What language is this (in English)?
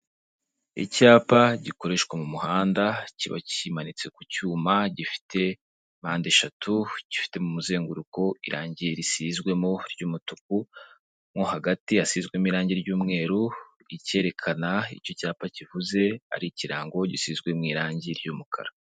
Kinyarwanda